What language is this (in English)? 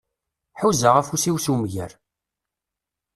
Kabyle